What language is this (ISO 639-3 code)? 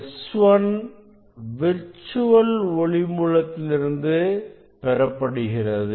tam